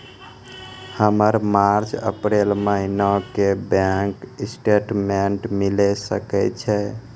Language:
Maithili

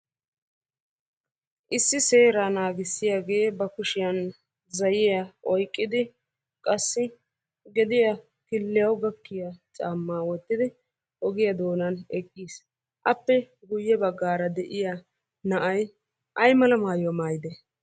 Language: Wolaytta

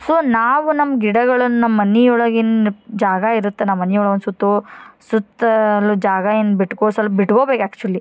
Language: Kannada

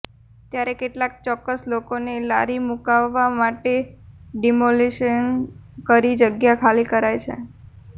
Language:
Gujarati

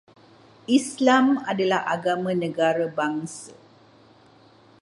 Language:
Malay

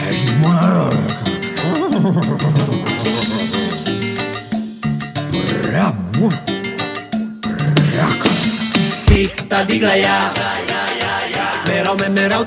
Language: Romanian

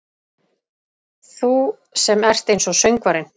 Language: Icelandic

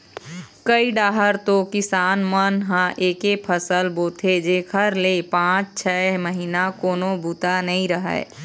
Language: Chhattisgarhi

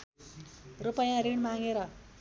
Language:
Nepali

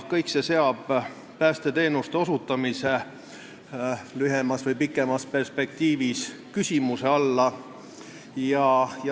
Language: Estonian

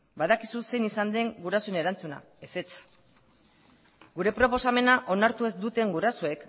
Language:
Basque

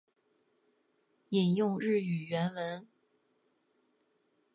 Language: Chinese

